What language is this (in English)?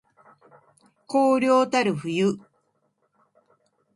Japanese